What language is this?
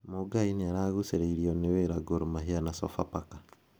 Kikuyu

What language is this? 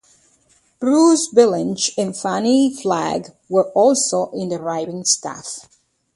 English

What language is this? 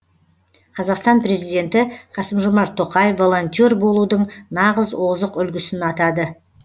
Kazakh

